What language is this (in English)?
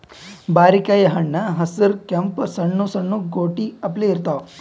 Kannada